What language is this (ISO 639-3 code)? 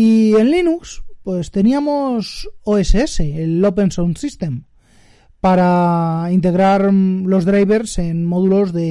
spa